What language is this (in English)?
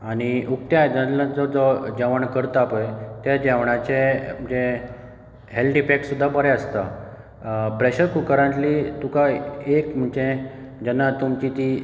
Konkani